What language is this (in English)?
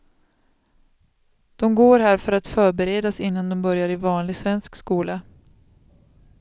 Swedish